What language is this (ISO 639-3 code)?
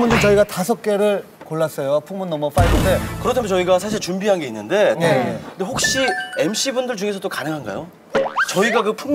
kor